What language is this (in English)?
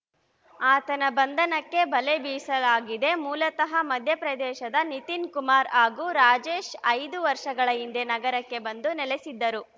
Kannada